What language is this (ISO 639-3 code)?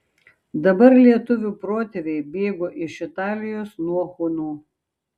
lit